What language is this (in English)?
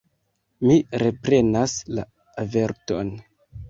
Esperanto